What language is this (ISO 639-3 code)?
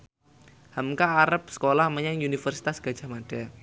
jav